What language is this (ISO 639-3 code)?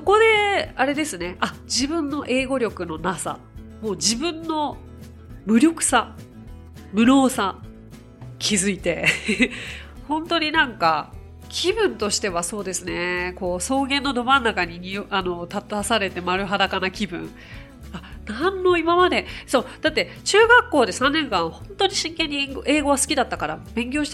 jpn